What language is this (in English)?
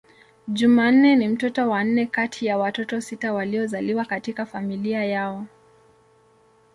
Swahili